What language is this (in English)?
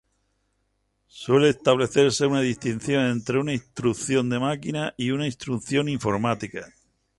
Spanish